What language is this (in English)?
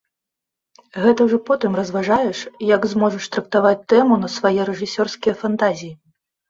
Belarusian